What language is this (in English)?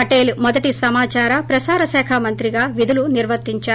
Telugu